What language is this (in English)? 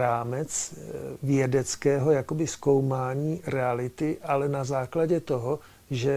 Czech